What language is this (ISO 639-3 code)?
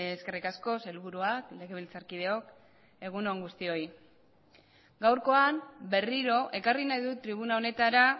eus